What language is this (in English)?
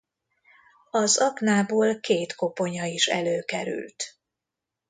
Hungarian